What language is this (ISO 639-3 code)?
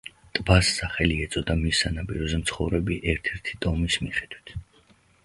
kat